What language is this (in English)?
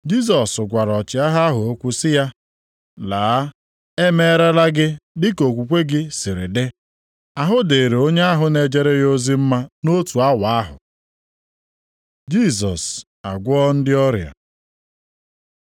Igbo